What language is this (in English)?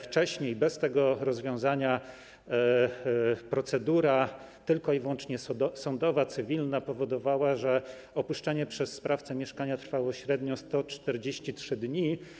Polish